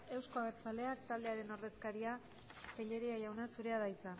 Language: Basque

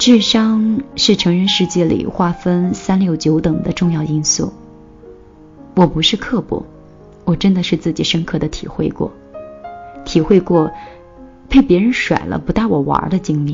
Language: Chinese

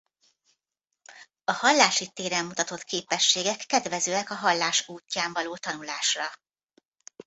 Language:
Hungarian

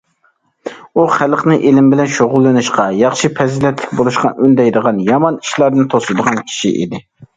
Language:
Uyghur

